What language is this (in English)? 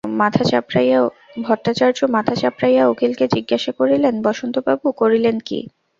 Bangla